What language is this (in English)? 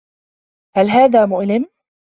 Arabic